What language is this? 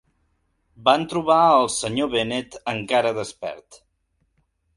Catalan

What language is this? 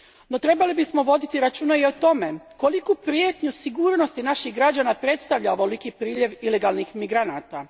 Croatian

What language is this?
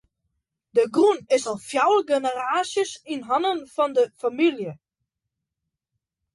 Western Frisian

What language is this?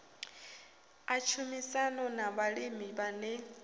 Venda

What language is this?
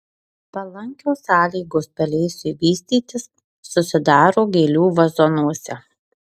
Lithuanian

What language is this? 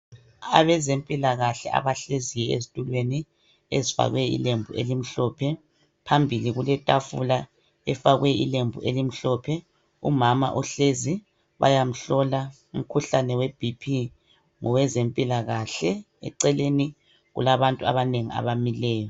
North Ndebele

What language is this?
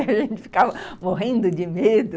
Portuguese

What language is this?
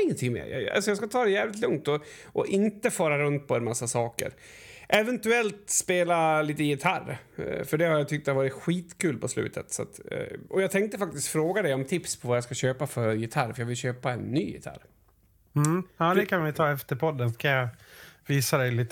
Swedish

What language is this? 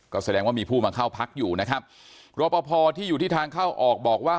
Thai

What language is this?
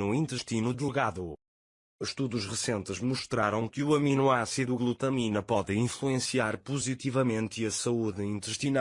Portuguese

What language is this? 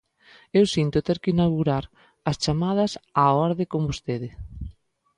Galician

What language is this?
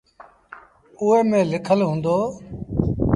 Sindhi Bhil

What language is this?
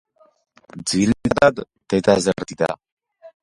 Georgian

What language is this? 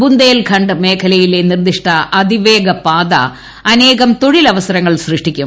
Malayalam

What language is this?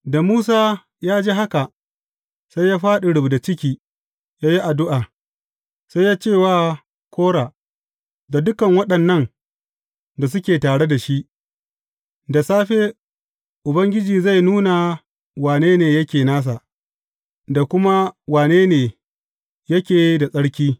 Hausa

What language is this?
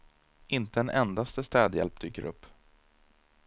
Swedish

